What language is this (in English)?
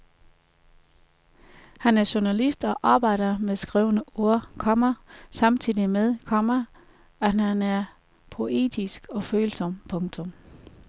Danish